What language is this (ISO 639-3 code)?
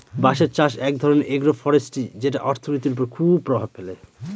ben